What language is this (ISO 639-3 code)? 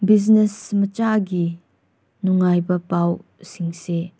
mni